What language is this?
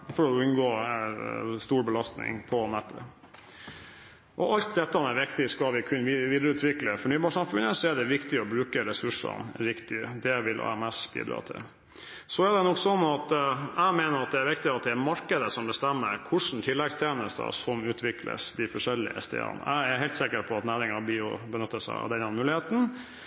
Norwegian Bokmål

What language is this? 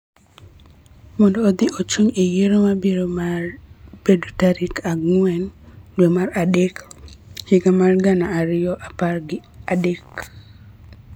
Luo (Kenya and Tanzania)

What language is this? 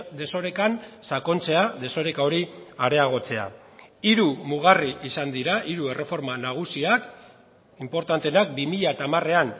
Basque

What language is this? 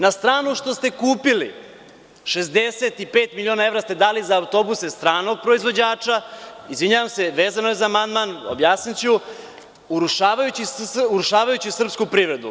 Serbian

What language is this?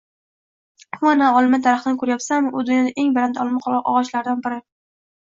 Uzbek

